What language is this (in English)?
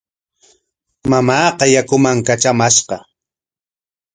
Corongo Ancash Quechua